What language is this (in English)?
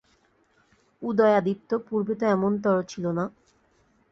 Bangla